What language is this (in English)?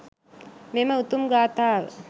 Sinhala